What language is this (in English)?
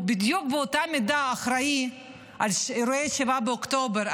Hebrew